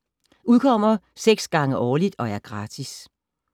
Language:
Danish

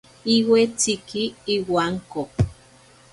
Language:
Ashéninka Perené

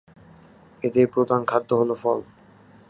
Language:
Bangla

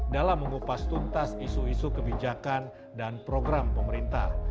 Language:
Indonesian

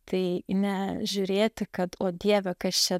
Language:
Lithuanian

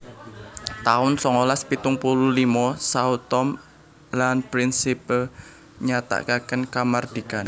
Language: Javanese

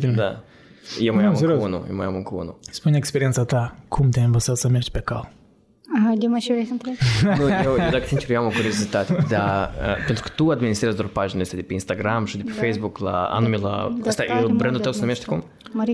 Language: Romanian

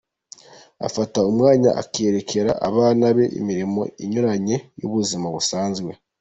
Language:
Kinyarwanda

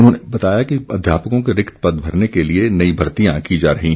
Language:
Hindi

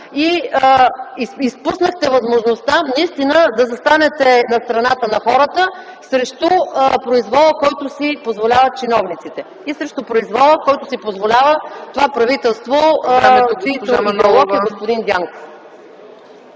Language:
Bulgarian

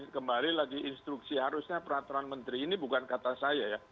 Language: Indonesian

